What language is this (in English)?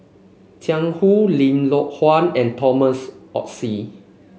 English